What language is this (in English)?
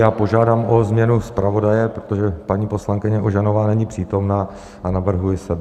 Czech